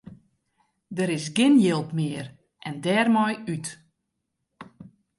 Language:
Western Frisian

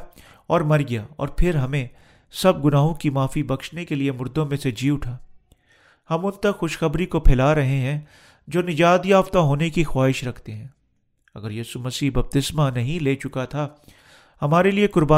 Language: Urdu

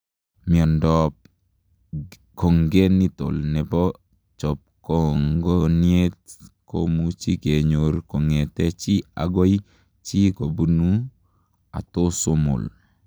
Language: Kalenjin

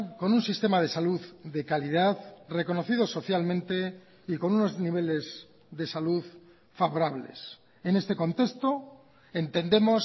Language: Spanish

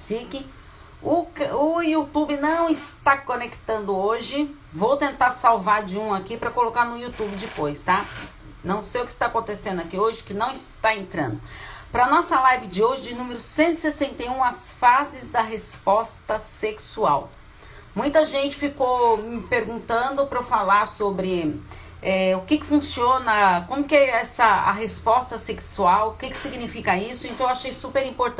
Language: Portuguese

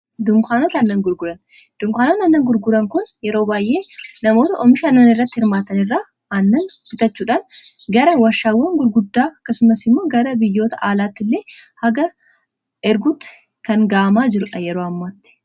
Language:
Oromo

